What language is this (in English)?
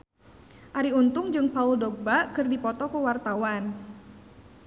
Sundanese